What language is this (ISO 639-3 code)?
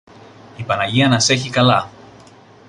ell